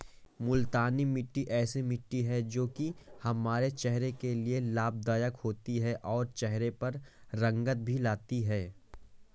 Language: Hindi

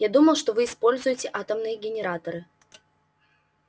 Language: Russian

